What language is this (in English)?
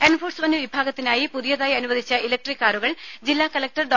Malayalam